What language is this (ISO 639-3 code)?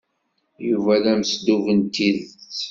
kab